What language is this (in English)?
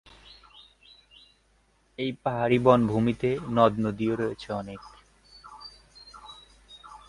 Bangla